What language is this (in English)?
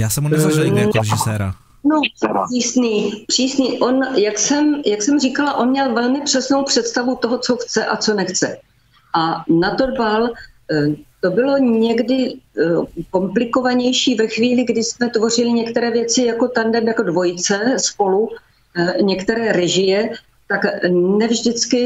Czech